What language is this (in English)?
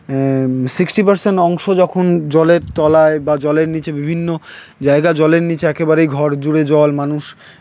Bangla